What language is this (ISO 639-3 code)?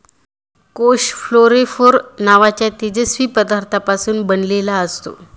mar